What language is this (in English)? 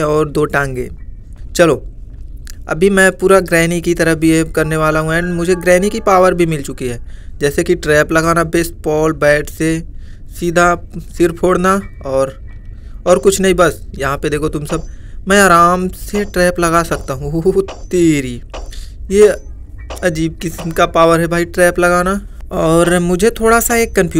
Hindi